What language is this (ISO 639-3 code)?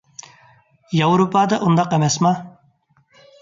uig